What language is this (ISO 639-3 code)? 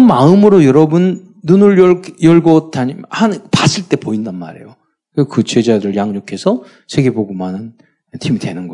kor